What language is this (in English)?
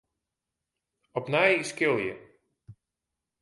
Western Frisian